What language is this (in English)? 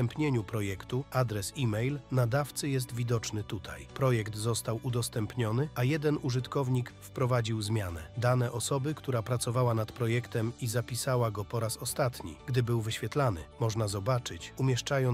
Polish